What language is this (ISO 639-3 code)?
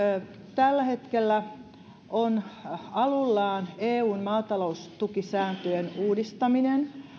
fin